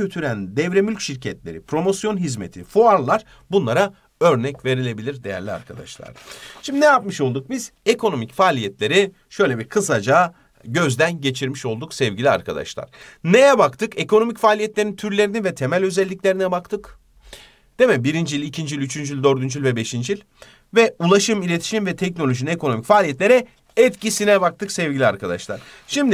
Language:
Turkish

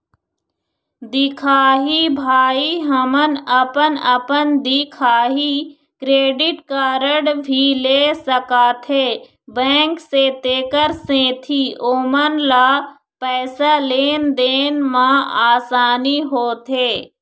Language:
Chhattisgarhi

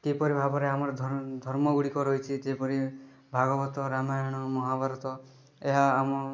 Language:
Odia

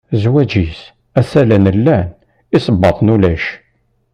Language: Kabyle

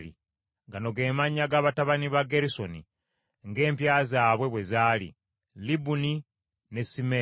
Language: Ganda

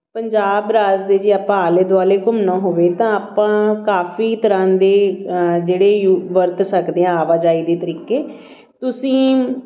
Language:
Punjabi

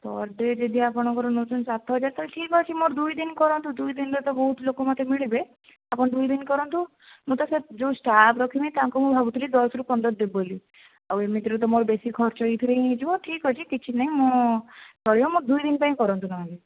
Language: Odia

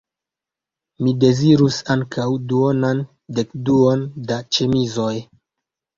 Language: Esperanto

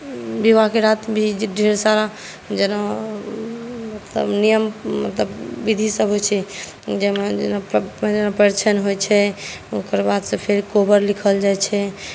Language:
Maithili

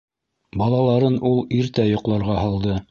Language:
Bashkir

